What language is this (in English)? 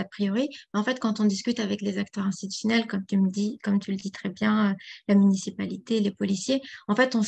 French